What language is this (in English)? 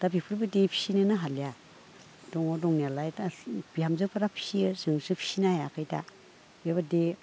Bodo